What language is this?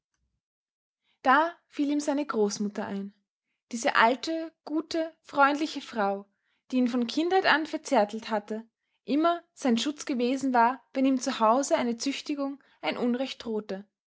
German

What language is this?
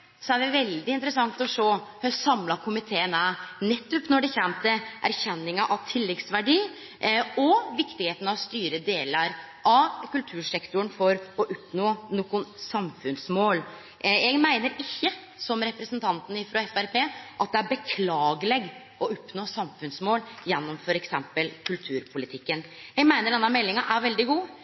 Norwegian Nynorsk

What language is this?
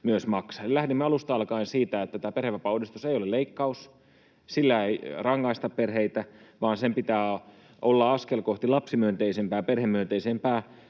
Finnish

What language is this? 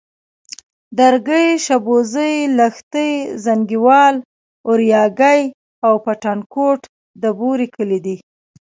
Pashto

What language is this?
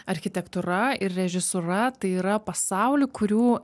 Lithuanian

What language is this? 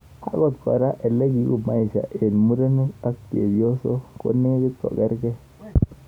Kalenjin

